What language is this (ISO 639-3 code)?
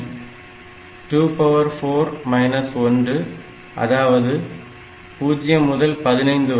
tam